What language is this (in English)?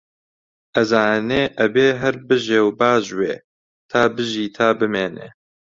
Central Kurdish